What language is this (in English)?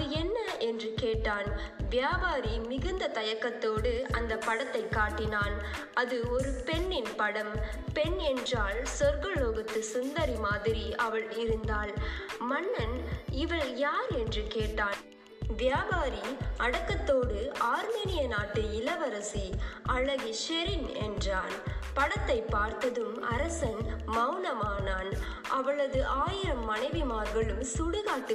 Tamil